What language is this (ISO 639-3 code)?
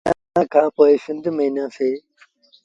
sbn